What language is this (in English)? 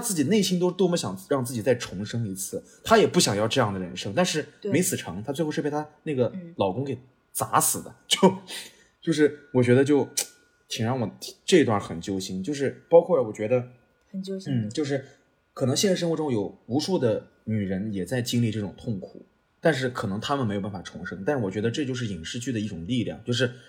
Chinese